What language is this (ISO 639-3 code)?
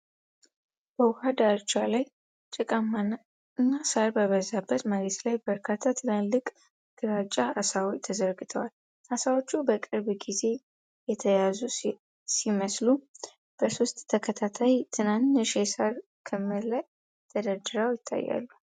amh